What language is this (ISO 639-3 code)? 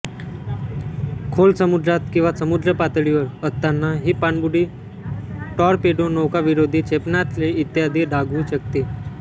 mar